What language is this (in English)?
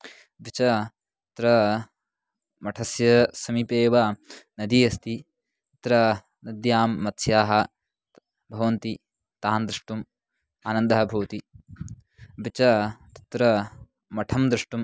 Sanskrit